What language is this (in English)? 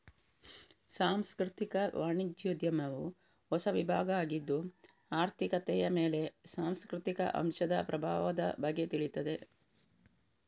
Kannada